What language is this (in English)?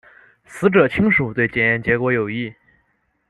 Chinese